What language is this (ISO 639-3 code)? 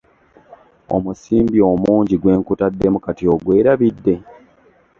lug